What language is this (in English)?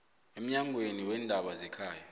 South Ndebele